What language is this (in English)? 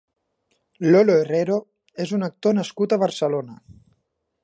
Catalan